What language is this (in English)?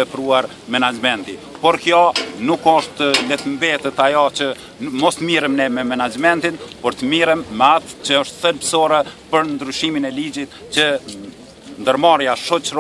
Romanian